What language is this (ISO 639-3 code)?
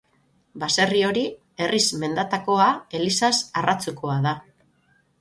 eus